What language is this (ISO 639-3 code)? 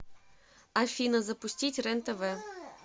rus